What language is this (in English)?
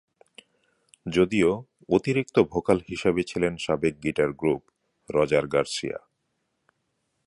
Bangla